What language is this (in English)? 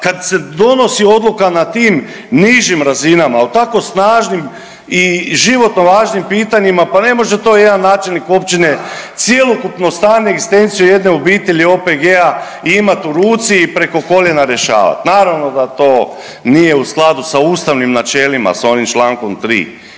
Croatian